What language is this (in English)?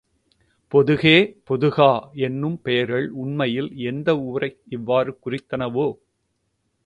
Tamil